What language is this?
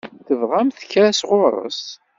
Kabyle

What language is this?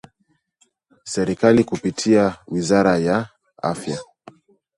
Swahili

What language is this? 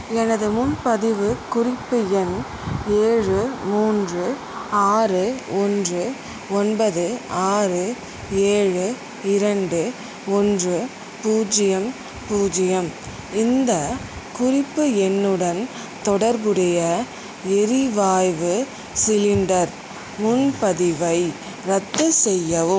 Tamil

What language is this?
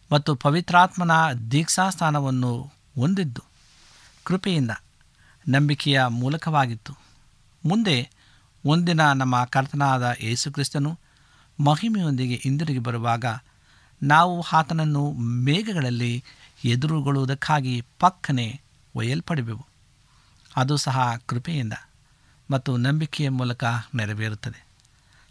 Kannada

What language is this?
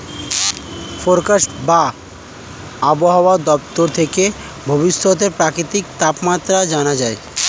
Bangla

